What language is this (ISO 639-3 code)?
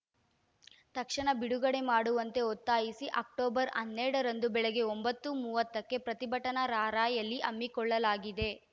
kan